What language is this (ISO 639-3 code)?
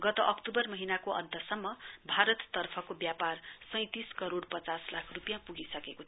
nep